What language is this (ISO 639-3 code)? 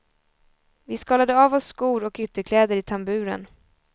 swe